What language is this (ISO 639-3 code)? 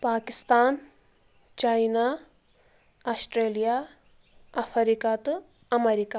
kas